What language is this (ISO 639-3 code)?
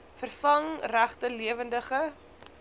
afr